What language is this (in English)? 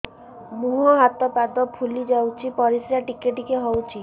Odia